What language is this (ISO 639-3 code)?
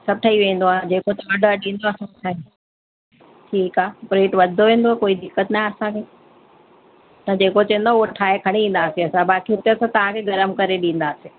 snd